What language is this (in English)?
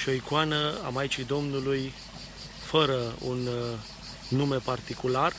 Romanian